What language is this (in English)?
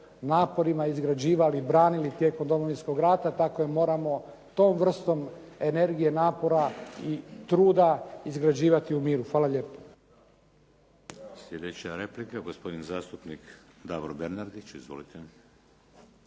Croatian